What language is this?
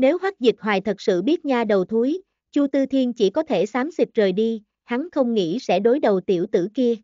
Vietnamese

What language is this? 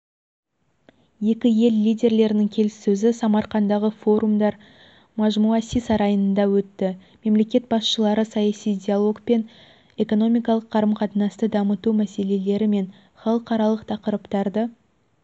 Kazakh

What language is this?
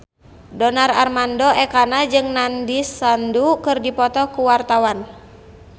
Sundanese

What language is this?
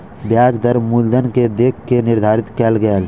Maithili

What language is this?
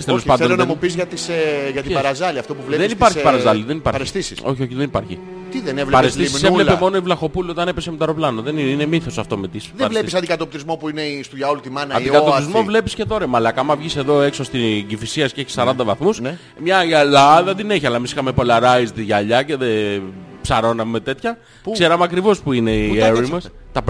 Greek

